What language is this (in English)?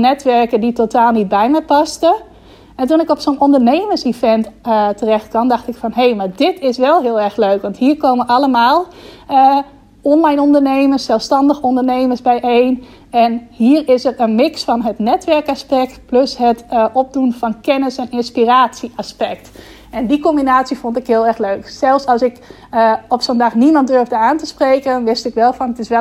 Dutch